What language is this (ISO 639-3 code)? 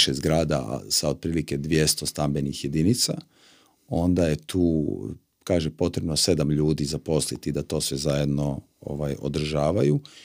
hrv